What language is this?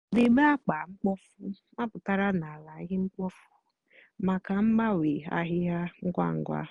Igbo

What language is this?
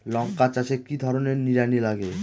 Bangla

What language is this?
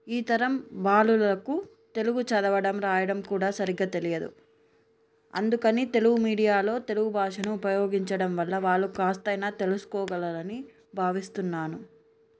Telugu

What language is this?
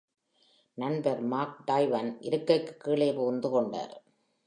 Tamil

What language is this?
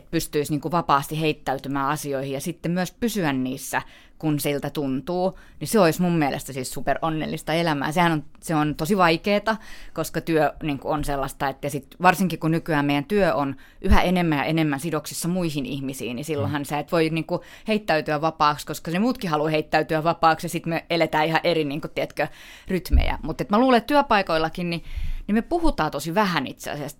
Finnish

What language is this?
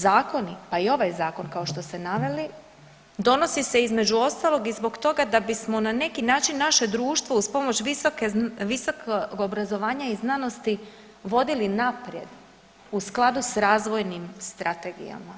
Croatian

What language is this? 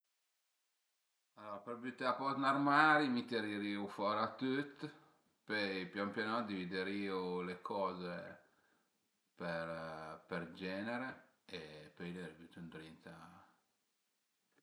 Piedmontese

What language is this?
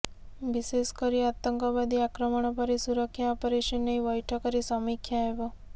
Odia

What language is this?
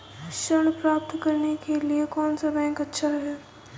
Hindi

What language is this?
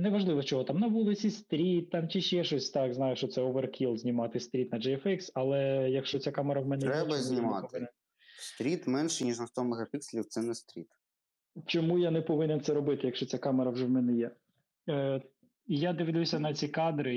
Ukrainian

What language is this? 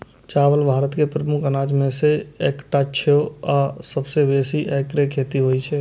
Maithili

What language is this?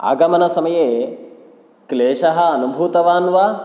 Sanskrit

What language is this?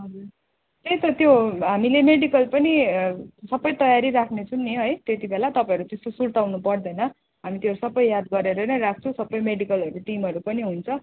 Nepali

